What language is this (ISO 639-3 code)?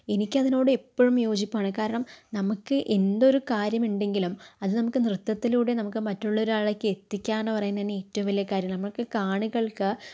mal